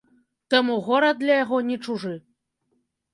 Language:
Belarusian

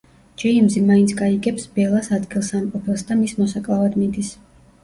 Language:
Georgian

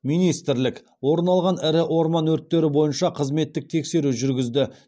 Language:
Kazakh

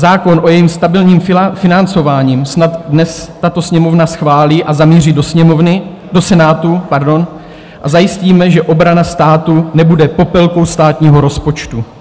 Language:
Czech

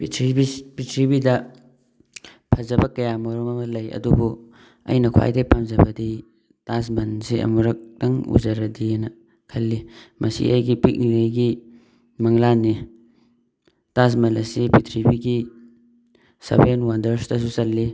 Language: Manipuri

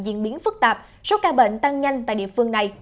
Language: Vietnamese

